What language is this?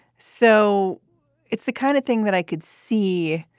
English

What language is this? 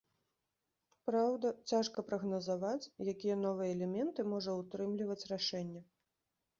Belarusian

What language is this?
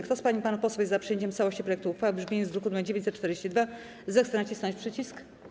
Polish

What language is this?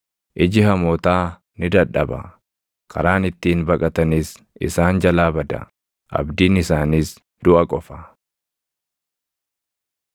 Oromo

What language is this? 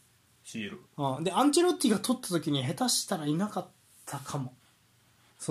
Japanese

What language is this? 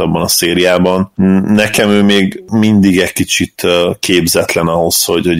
Hungarian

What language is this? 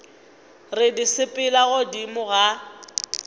Northern Sotho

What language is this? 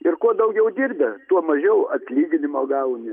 Lithuanian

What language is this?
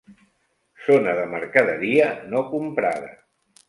Catalan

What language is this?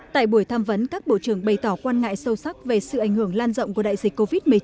Vietnamese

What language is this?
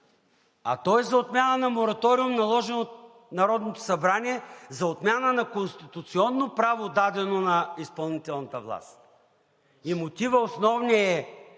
Bulgarian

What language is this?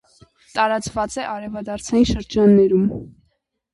Armenian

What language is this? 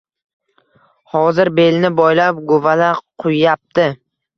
Uzbek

